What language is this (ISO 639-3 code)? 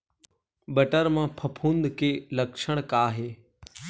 hne